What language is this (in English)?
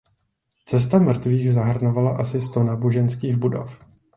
Czech